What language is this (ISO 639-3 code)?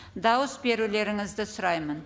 kaz